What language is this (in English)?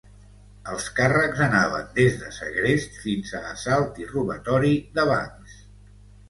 Catalan